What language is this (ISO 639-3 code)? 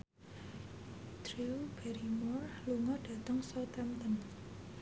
jav